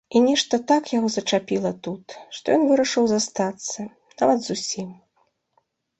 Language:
Belarusian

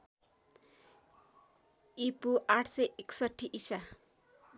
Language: Nepali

